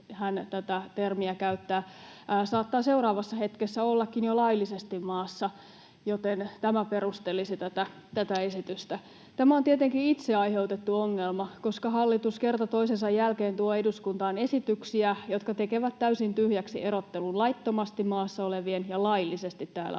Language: Finnish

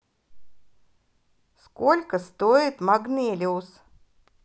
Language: Russian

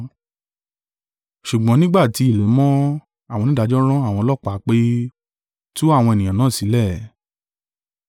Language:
Yoruba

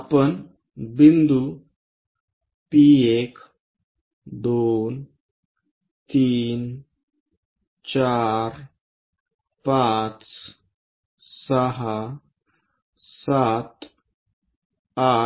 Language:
Marathi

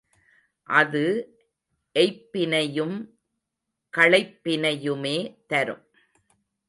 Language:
Tamil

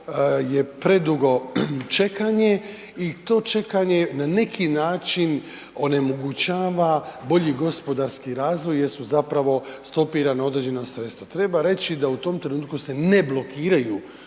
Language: Croatian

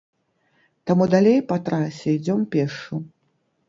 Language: Belarusian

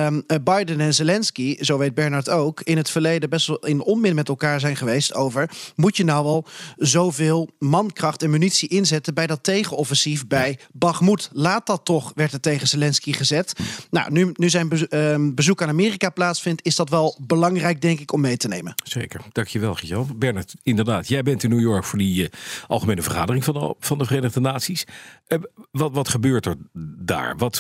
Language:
Dutch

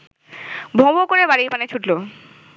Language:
Bangla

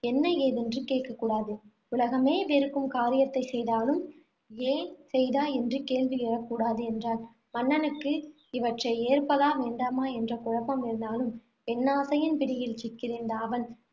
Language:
Tamil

